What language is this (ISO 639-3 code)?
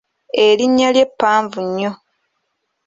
lug